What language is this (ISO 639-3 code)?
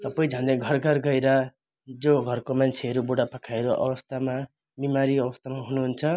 nep